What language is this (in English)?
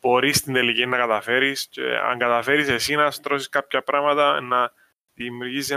Greek